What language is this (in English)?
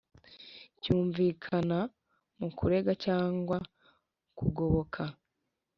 Kinyarwanda